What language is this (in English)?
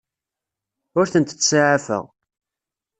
Kabyle